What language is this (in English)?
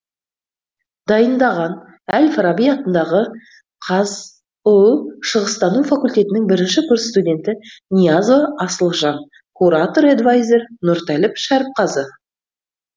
Kazakh